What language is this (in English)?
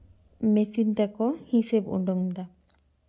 Santali